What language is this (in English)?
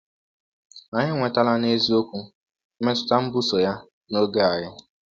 Igbo